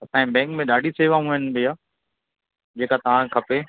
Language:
Sindhi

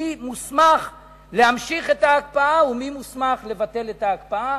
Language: Hebrew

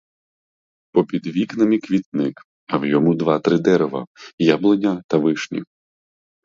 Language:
Ukrainian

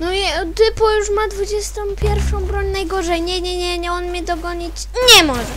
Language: Polish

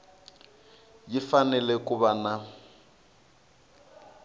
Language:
Tsonga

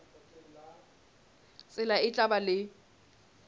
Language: Southern Sotho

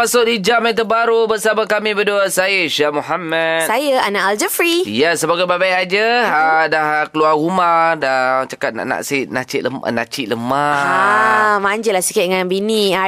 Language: Malay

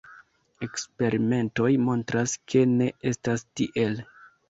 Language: Esperanto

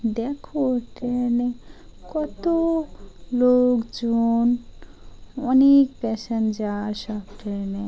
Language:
Bangla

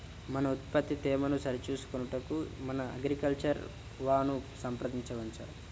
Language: Telugu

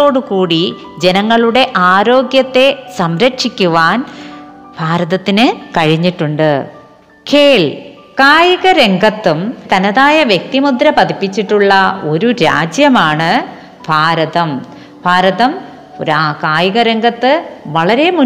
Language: Malayalam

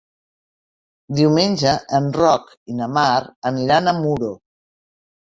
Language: Catalan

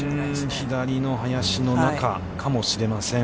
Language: Japanese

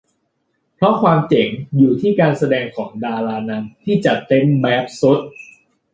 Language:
Thai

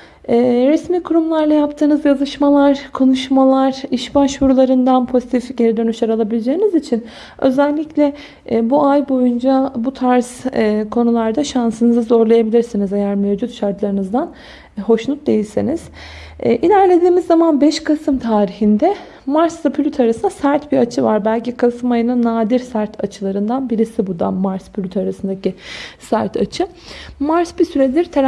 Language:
Turkish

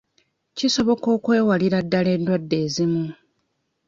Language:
Ganda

